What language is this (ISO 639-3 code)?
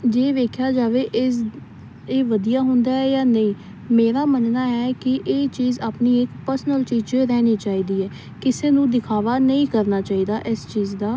pan